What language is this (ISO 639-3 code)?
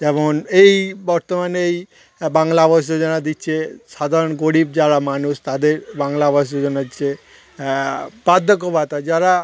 ben